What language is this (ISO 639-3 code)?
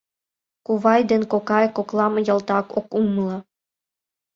chm